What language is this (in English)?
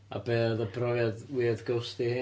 Welsh